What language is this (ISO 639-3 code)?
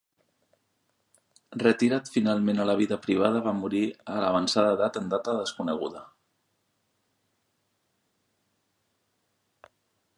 cat